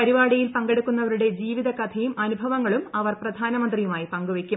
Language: Malayalam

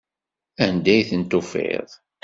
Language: Kabyle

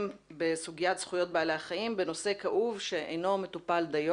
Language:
Hebrew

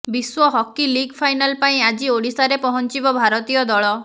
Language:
Odia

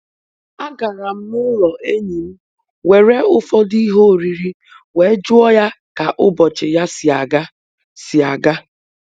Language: Igbo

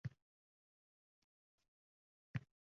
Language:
Uzbek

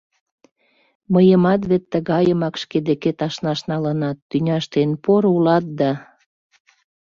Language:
Mari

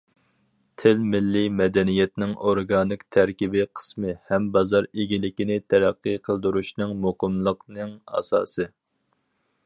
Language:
Uyghur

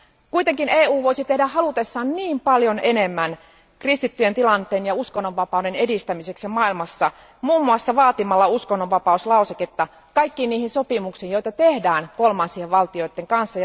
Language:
Finnish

